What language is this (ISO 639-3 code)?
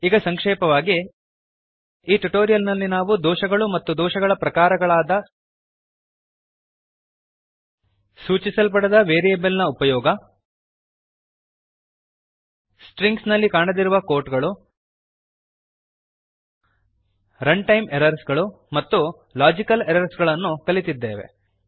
kan